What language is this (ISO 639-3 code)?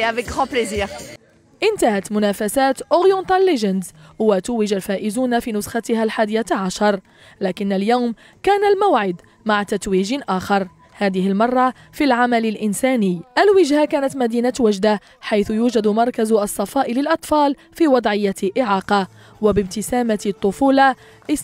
ara